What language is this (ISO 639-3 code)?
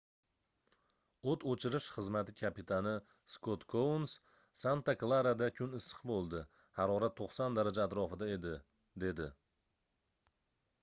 uzb